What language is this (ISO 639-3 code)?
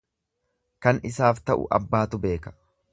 orm